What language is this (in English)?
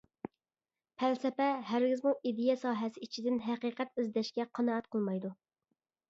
Uyghur